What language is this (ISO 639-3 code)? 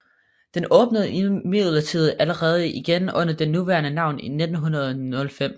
dan